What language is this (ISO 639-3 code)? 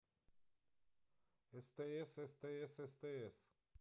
rus